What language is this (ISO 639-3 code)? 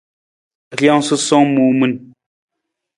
nmz